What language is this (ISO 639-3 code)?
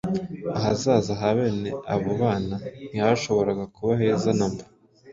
kin